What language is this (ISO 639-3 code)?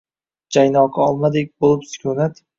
uzb